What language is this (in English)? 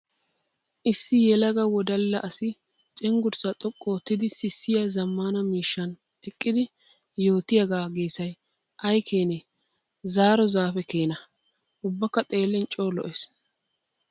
Wolaytta